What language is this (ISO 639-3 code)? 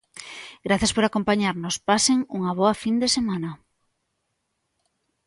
glg